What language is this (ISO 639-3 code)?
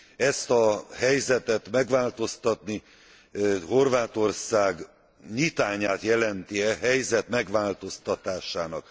hun